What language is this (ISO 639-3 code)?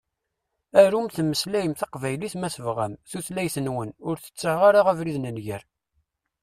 kab